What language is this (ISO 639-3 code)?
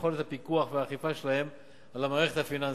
heb